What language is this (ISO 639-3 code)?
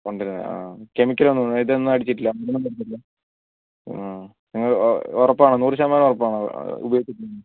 mal